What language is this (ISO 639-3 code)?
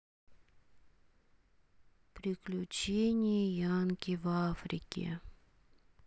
rus